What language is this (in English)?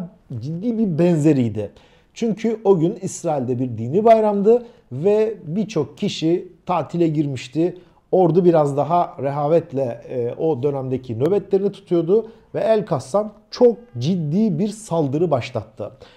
Turkish